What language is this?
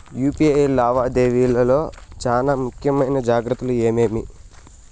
Telugu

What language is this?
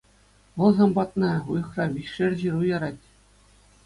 Chuvash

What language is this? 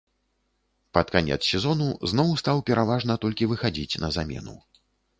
Belarusian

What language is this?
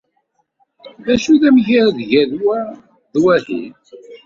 Kabyle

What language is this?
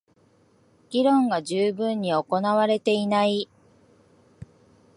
Japanese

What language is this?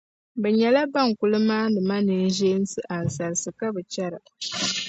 Dagbani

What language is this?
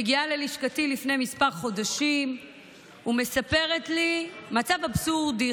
Hebrew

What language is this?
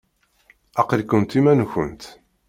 Kabyle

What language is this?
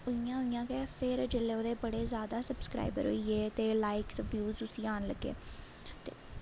Dogri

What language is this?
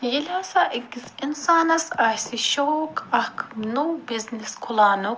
Kashmiri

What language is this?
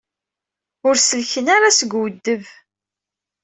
Kabyle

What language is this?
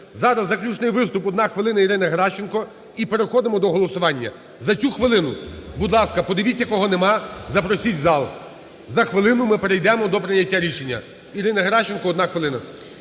Ukrainian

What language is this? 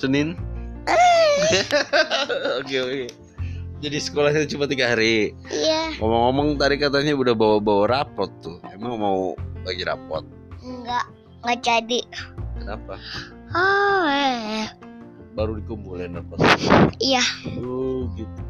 Indonesian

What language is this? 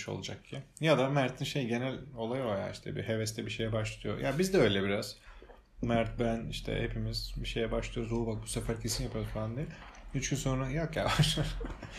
Turkish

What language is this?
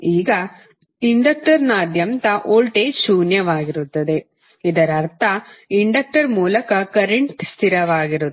Kannada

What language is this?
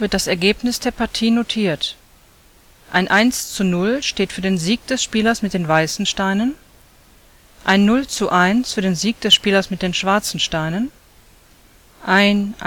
German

